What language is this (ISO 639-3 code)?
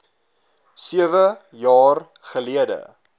afr